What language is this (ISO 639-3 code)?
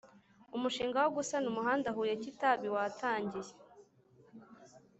kin